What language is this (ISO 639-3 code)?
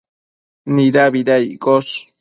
mcf